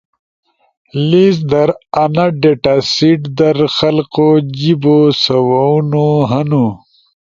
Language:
Ushojo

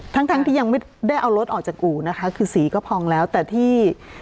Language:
Thai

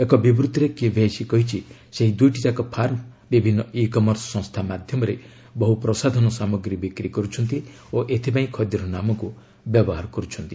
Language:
Odia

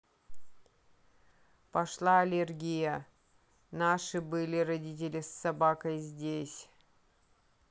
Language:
Russian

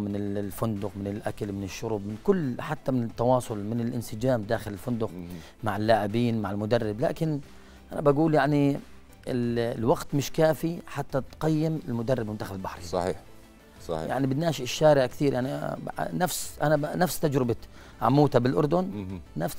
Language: Arabic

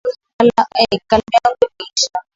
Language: Swahili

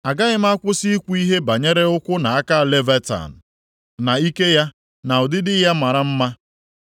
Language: Igbo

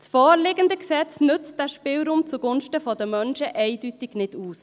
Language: Swiss German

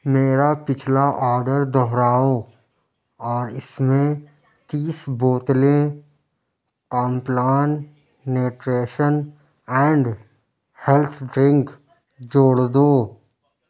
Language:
Urdu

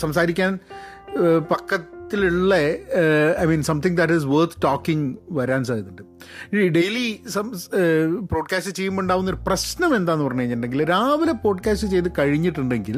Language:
Malayalam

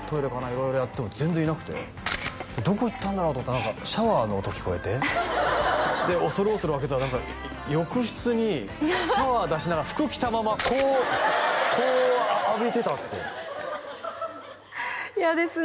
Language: Japanese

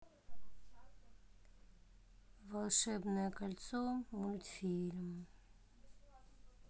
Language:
Russian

